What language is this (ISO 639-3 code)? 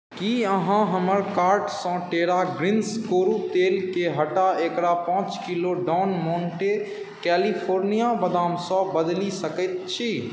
mai